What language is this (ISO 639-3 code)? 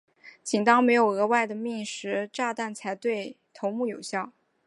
zho